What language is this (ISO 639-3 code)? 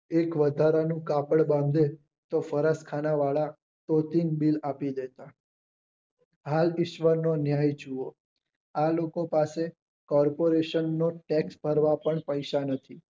guj